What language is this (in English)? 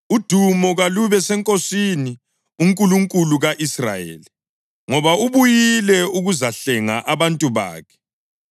North Ndebele